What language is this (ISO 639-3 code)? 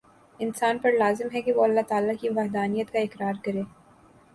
urd